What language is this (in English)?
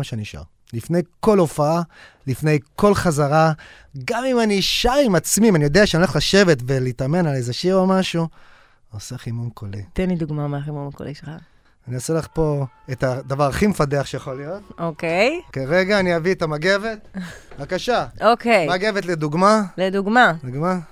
Hebrew